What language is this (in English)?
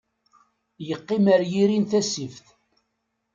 Kabyle